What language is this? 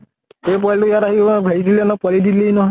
Assamese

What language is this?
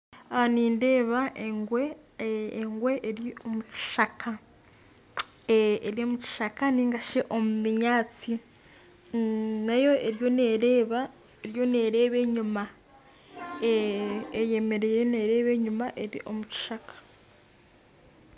Nyankole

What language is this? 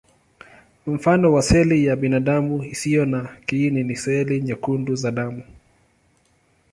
Swahili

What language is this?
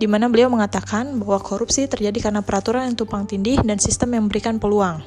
Indonesian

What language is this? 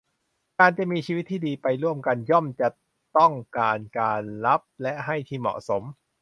Thai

